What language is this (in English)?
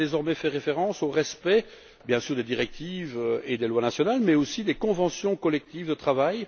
French